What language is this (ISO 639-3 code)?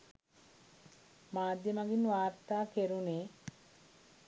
sin